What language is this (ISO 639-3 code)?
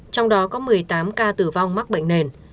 vie